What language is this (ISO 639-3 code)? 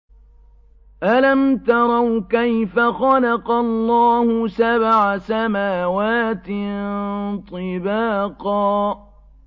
ara